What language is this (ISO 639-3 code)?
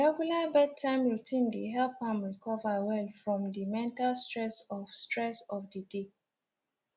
pcm